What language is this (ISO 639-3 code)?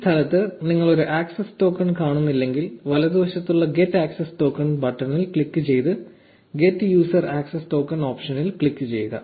mal